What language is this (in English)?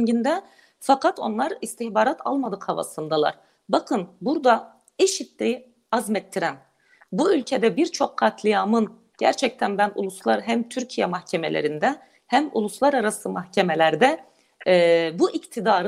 Turkish